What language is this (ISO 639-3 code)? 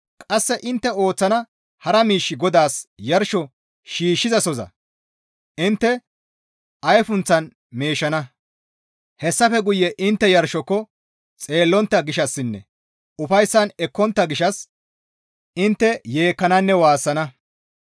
gmv